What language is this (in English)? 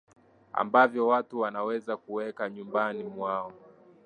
Swahili